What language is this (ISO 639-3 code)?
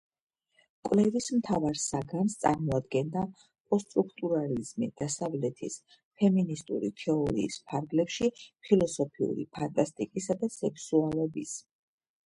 kat